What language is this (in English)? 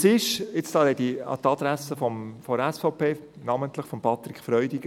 Swiss German